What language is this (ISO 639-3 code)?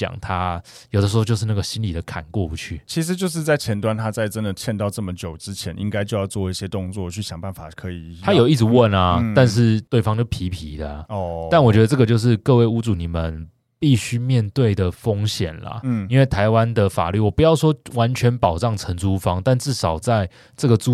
zho